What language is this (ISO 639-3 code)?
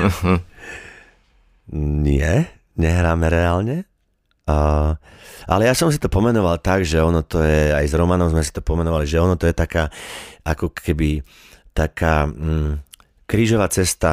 slk